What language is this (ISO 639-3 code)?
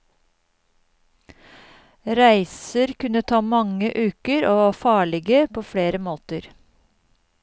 nor